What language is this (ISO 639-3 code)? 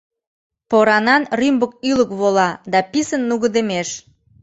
chm